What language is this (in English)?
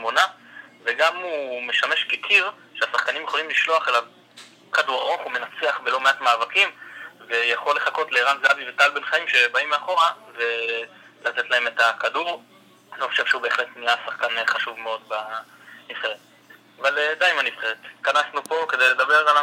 Hebrew